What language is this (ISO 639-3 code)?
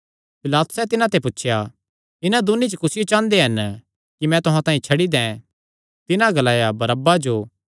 xnr